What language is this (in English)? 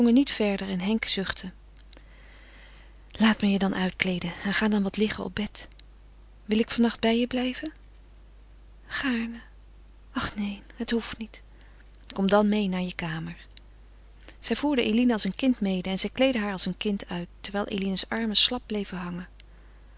Dutch